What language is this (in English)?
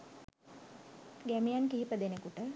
Sinhala